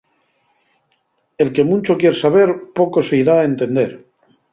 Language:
Asturian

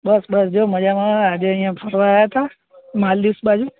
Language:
Gujarati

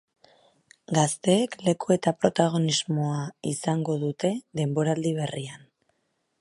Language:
Basque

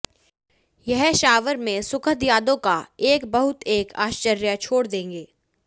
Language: Hindi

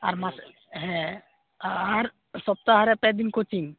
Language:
Santali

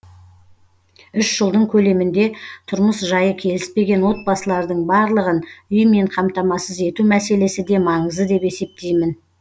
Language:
Kazakh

